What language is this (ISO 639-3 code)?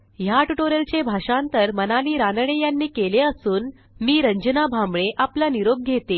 mar